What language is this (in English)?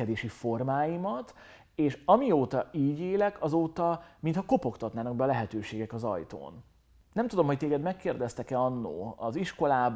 Hungarian